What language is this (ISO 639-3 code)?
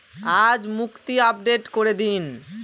ben